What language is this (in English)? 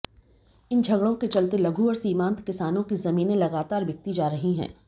Hindi